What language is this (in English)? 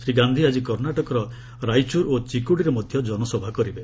Odia